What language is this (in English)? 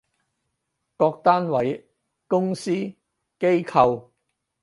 Cantonese